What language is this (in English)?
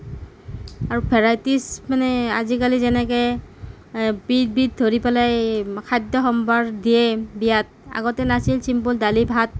Assamese